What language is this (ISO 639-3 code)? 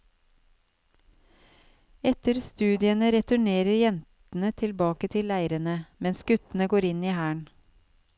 nor